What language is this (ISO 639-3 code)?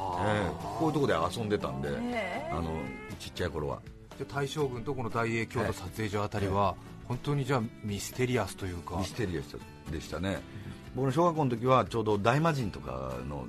jpn